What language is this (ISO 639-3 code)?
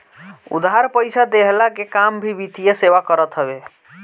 bho